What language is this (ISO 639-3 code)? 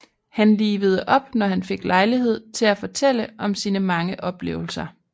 dan